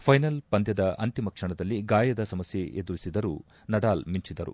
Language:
Kannada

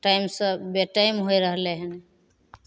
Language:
Maithili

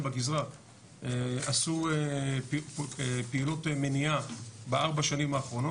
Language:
Hebrew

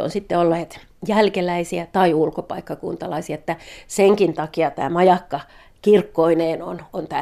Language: Finnish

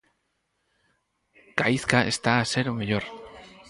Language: Galician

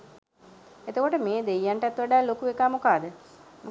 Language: Sinhala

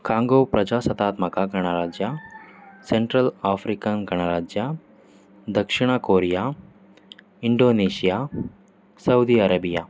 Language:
Kannada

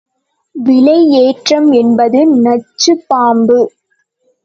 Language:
Tamil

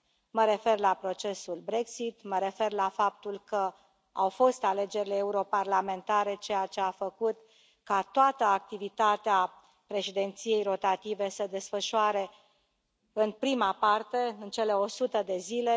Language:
Romanian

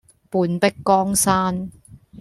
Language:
Cantonese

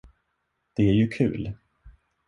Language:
Swedish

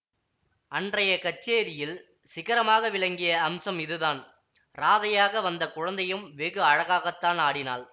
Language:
Tamil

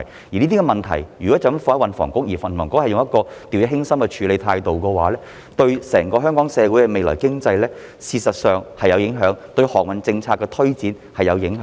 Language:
Cantonese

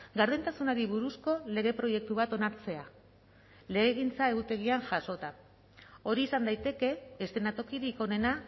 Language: Basque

